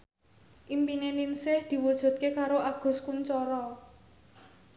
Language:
Javanese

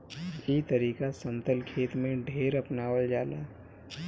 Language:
Bhojpuri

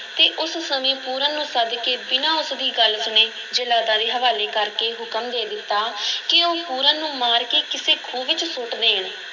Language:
Punjabi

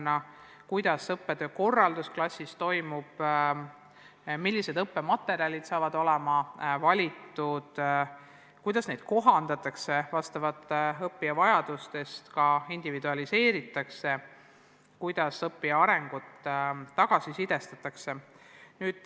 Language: Estonian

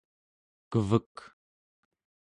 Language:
Central Yupik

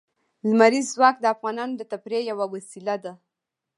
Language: Pashto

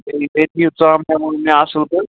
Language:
Kashmiri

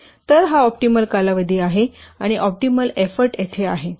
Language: Marathi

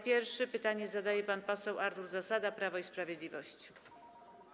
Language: Polish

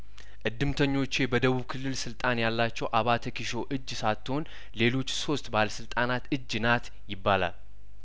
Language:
Amharic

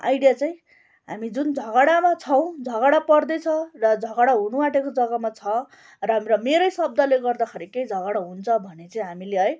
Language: Nepali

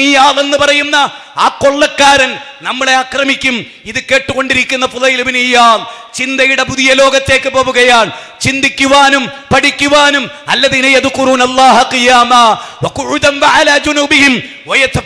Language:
Arabic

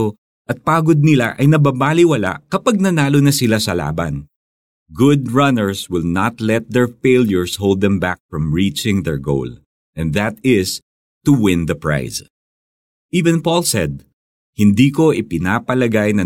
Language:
Filipino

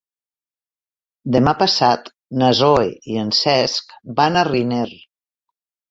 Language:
Catalan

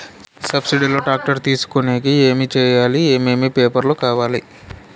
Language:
Telugu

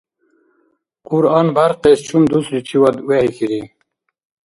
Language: Dargwa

